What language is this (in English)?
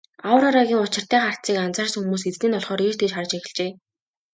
Mongolian